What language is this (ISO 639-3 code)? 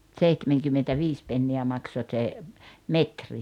fin